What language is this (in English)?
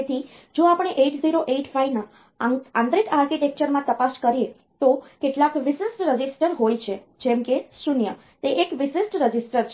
Gujarati